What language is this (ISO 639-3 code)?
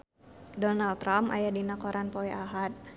sun